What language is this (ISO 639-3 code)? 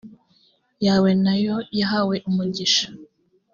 kin